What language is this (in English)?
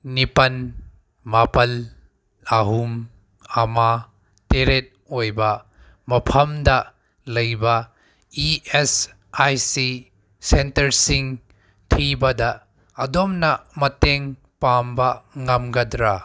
Manipuri